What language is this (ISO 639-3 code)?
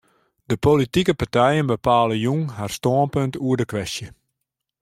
fry